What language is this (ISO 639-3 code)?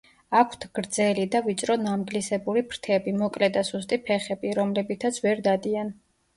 kat